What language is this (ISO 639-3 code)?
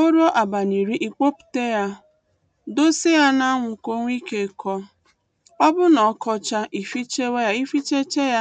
ibo